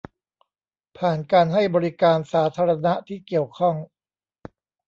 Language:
Thai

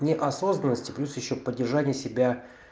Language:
Russian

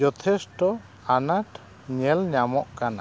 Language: Santali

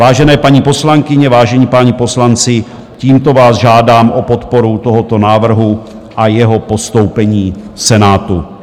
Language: Czech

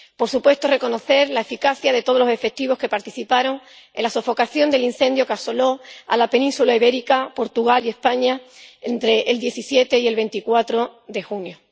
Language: Spanish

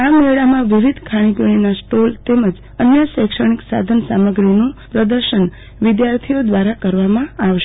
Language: Gujarati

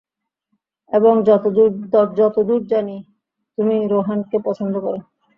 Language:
Bangla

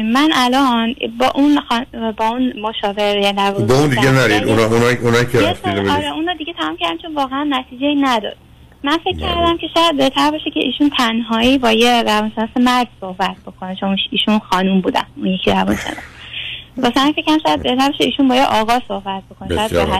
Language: Persian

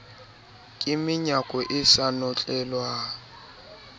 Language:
Southern Sotho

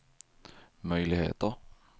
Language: Swedish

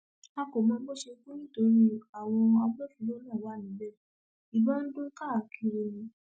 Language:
Yoruba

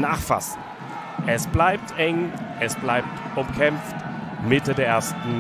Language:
German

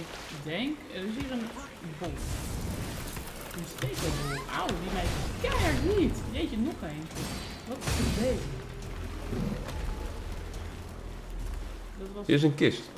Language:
Dutch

